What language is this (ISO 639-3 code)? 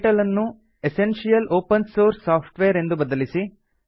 kan